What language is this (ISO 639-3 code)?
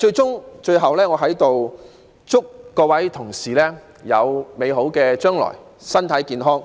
yue